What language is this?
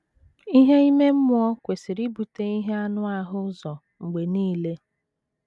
Igbo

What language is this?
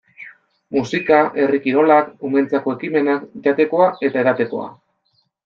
Basque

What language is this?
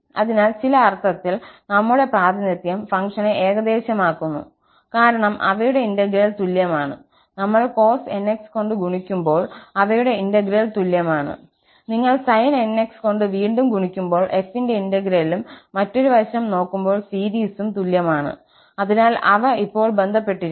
Malayalam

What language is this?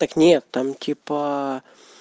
Russian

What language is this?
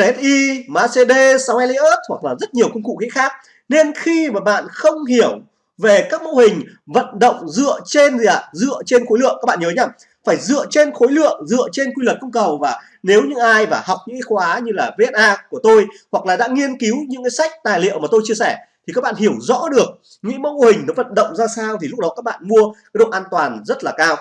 Vietnamese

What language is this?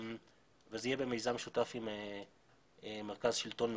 Hebrew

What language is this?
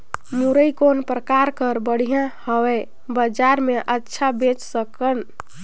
Chhattisgarhi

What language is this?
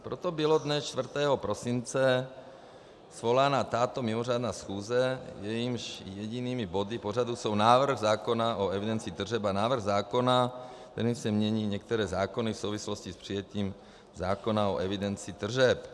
Czech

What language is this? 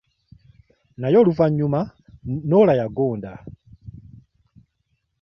Ganda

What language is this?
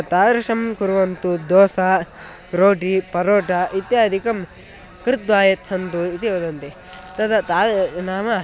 Sanskrit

